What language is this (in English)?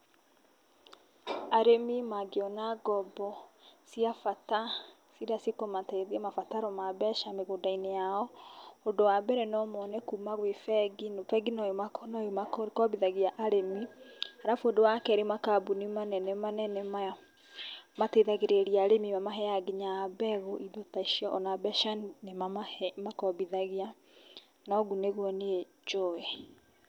Kikuyu